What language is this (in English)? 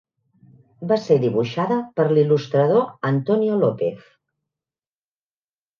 Catalan